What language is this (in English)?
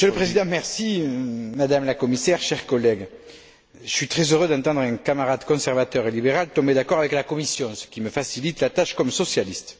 French